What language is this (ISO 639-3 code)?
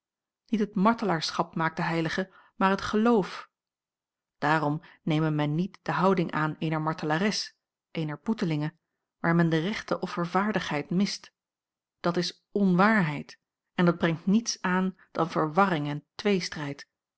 nld